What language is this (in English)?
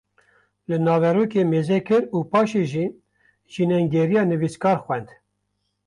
Kurdish